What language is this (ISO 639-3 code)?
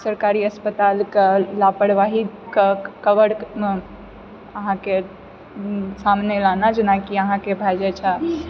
mai